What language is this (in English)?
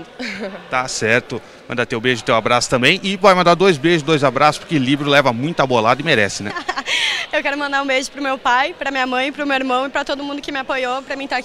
Portuguese